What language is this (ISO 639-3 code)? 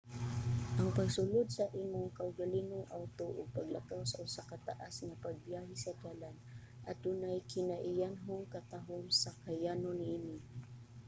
ceb